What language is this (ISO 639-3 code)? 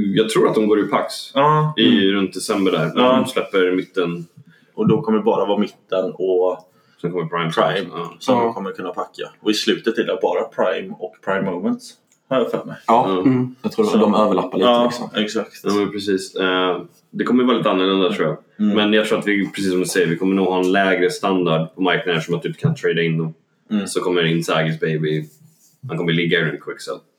swe